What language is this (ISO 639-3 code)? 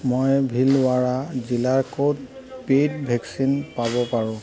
asm